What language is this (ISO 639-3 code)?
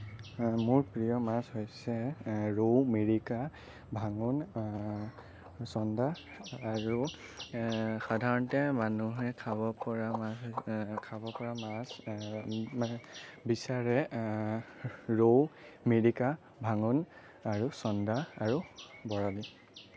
asm